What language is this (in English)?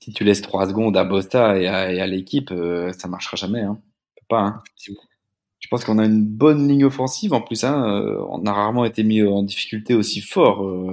French